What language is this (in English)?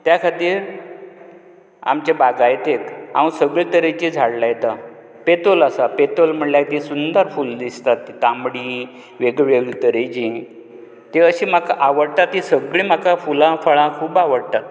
Konkani